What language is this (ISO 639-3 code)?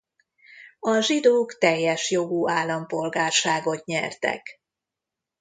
hun